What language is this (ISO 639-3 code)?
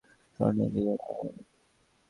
ben